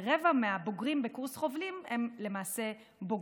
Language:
Hebrew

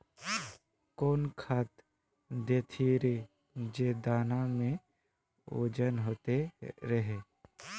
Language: Magahi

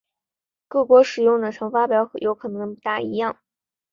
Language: Chinese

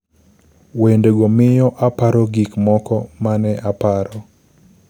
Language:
Luo (Kenya and Tanzania)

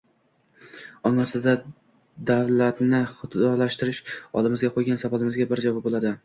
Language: Uzbek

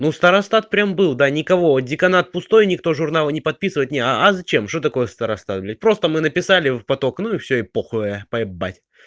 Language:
Russian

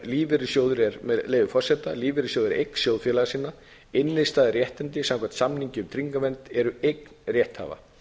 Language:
Icelandic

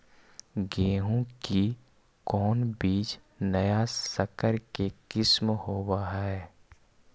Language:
Magahi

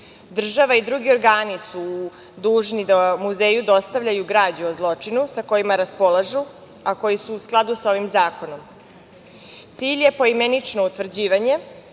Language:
Serbian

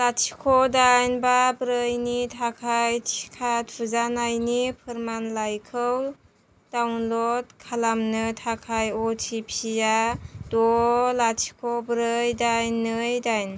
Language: Bodo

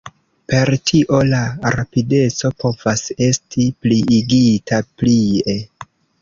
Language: Esperanto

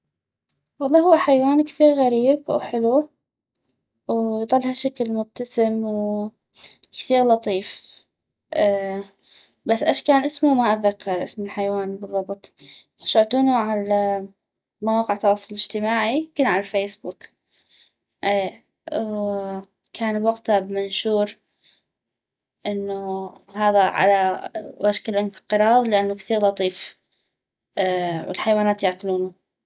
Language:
North Mesopotamian Arabic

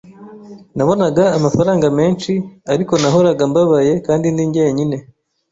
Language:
Kinyarwanda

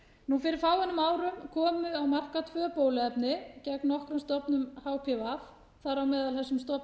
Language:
Icelandic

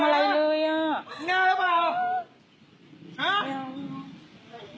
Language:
Thai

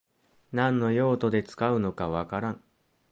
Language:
Japanese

